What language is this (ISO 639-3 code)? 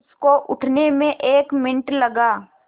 hin